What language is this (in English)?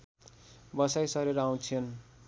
Nepali